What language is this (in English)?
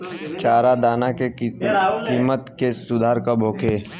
Bhojpuri